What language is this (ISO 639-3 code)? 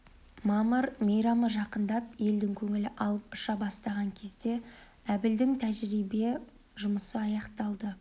kaz